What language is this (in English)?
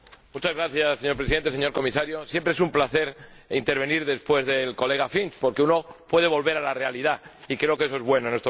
Spanish